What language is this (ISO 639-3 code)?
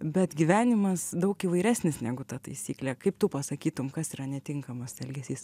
lit